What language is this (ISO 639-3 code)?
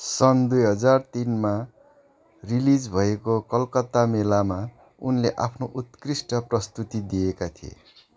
nep